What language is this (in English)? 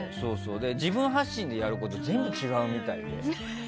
Japanese